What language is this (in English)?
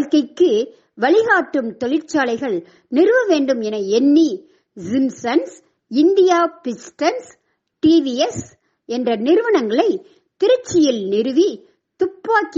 Tamil